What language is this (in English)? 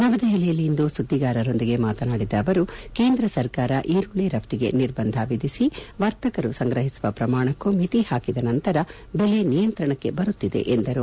Kannada